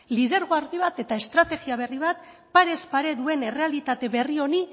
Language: Basque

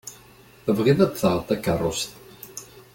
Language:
Kabyle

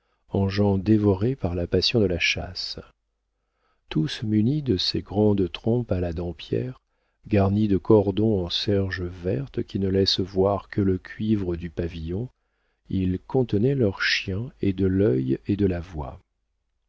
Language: French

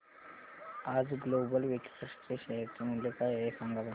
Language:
Marathi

